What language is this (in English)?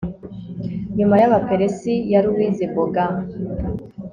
Kinyarwanda